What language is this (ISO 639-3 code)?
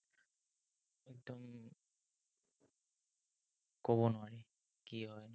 asm